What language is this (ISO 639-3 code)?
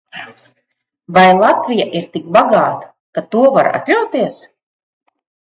lav